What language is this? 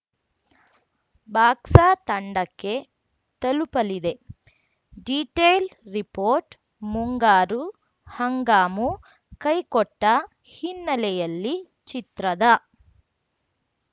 Kannada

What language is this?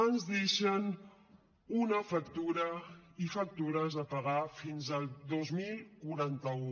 Catalan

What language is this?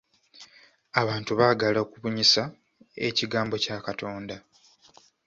Ganda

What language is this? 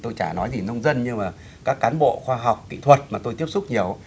Vietnamese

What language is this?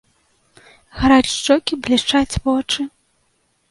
Belarusian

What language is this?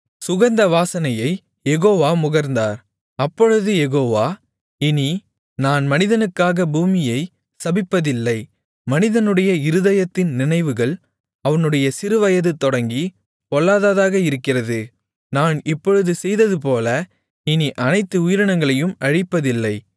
Tamil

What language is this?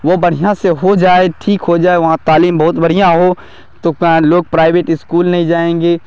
Urdu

